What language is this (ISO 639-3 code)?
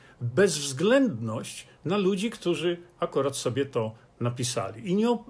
pol